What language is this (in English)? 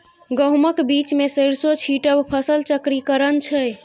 Maithili